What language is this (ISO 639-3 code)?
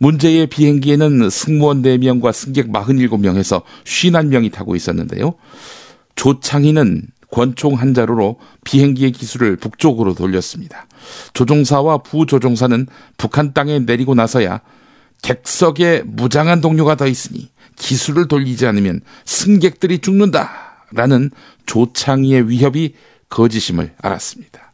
kor